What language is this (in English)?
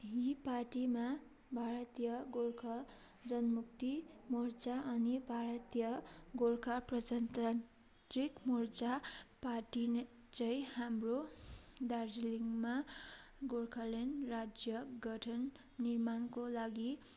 Nepali